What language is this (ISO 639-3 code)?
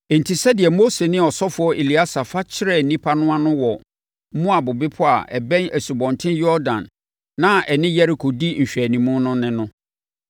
aka